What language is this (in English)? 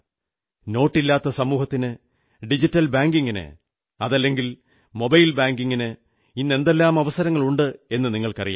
Malayalam